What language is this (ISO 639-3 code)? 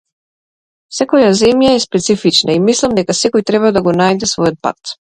mkd